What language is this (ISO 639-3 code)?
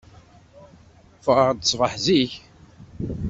kab